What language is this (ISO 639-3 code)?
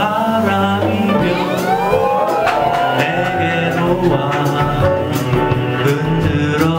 lav